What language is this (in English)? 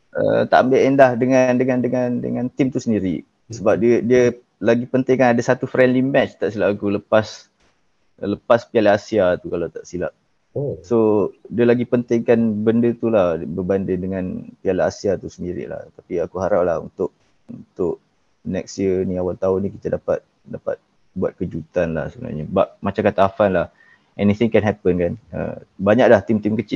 Malay